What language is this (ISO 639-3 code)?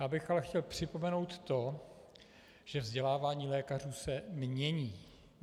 ces